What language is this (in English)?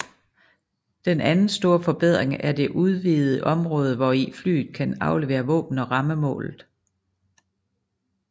Danish